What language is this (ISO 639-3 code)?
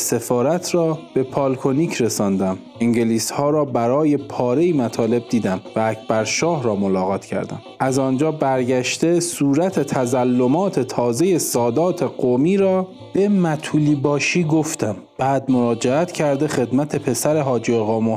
fas